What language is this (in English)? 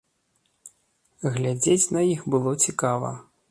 Belarusian